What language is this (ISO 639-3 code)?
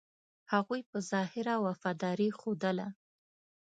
pus